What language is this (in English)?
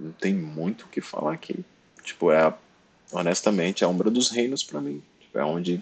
Portuguese